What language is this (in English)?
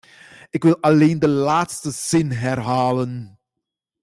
Dutch